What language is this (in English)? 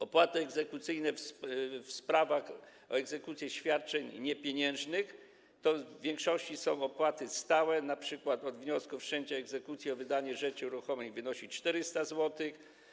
Polish